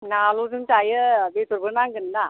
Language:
Bodo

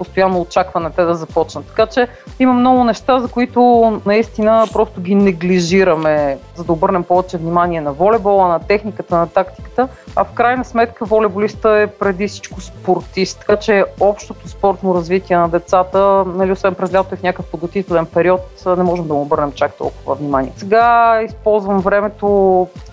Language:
Bulgarian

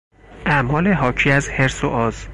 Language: Persian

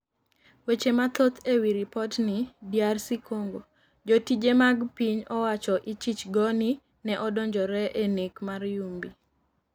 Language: Luo (Kenya and Tanzania)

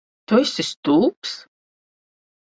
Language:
Latvian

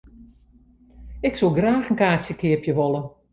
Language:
Western Frisian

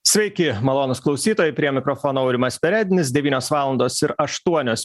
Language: Lithuanian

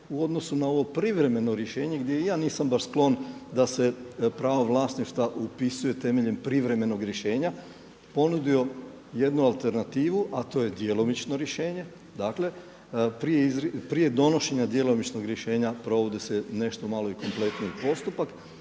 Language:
Croatian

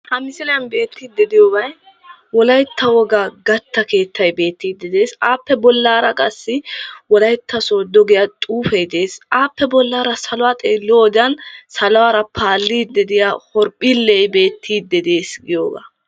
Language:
Wolaytta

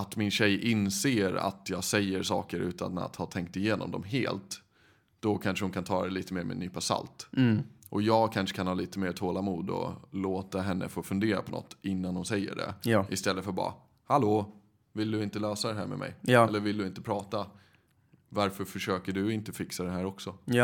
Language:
Swedish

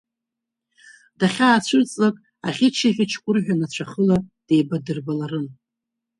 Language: Abkhazian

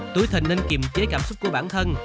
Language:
Vietnamese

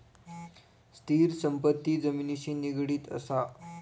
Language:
Marathi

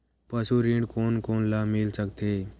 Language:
Chhattisgarhi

